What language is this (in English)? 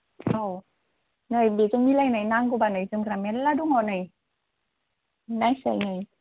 Bodo